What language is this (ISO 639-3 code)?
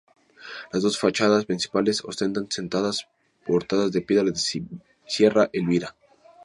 spa